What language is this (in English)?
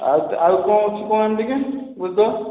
Odia